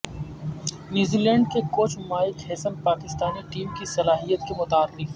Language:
Urdu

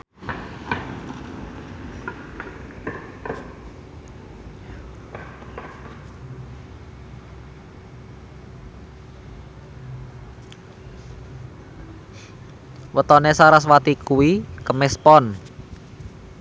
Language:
Javanese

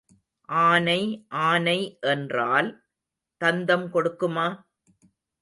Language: Tamil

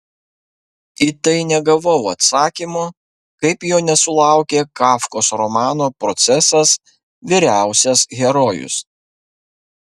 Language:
Lithuanian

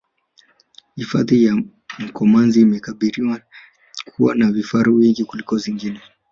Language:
Swahili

